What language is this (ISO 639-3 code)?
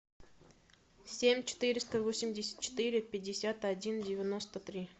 rus